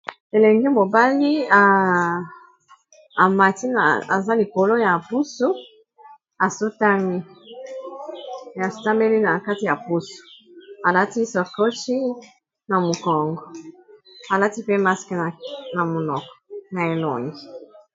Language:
Lingala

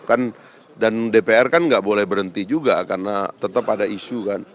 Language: Indonesian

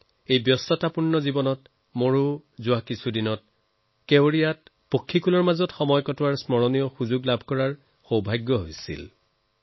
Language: Assamese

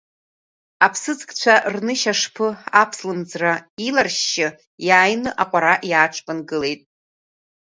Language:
Abkhazian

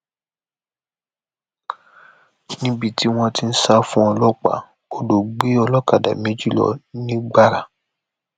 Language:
Yoruba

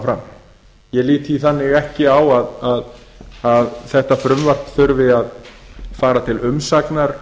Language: Icelandic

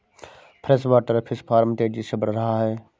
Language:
Hindi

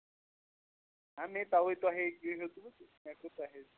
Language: Kashmiri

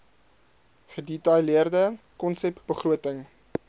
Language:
Afrikaans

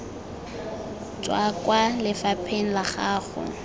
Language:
Tswana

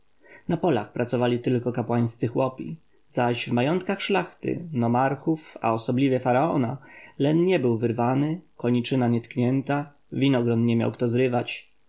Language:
Polish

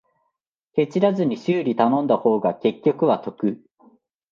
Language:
Japanese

